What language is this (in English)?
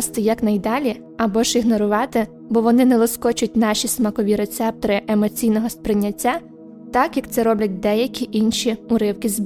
Ukrainian